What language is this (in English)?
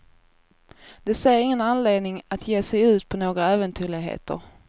Swedish